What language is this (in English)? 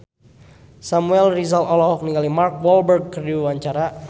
Sundanese